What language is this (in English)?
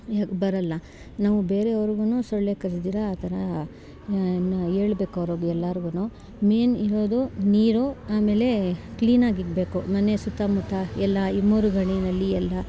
Kannada